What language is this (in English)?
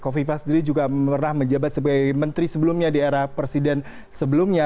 Indonesian